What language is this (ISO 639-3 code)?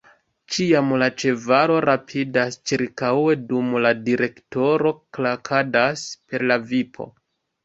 epo